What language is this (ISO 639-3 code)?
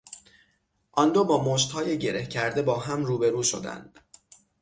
fas